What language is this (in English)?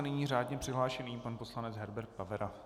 Czech